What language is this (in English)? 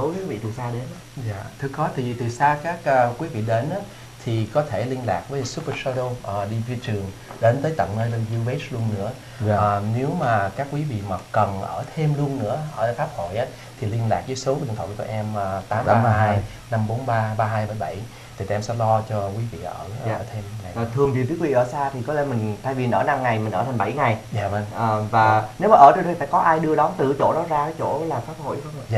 Vietnamese